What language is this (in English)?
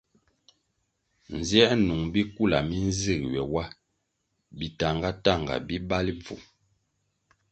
Kwasio